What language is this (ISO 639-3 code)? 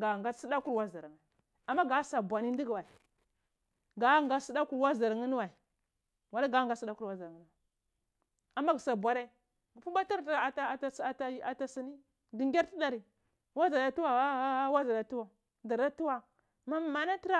ckl